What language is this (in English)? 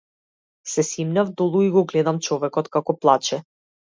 Macedonian